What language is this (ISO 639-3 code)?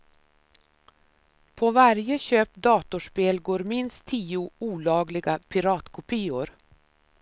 swe